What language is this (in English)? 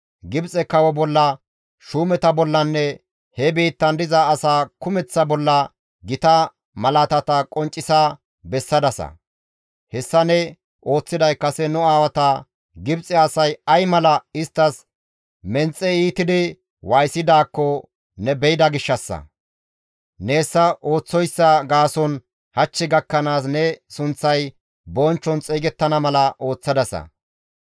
Gamo